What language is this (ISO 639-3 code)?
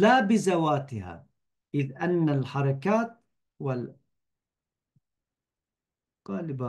tur